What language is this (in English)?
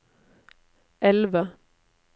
Norwegian